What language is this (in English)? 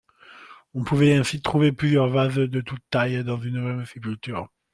French